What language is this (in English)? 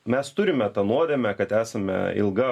Lithuanian